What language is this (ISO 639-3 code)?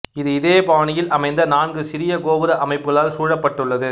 tam